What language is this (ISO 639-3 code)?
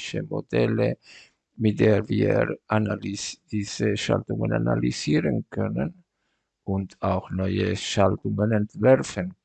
deu